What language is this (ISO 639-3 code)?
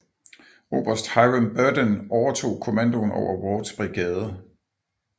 dan